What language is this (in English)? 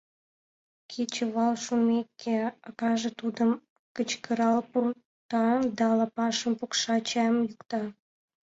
Mari